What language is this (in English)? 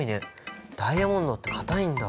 Japanese